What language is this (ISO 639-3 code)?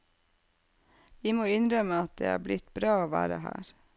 nor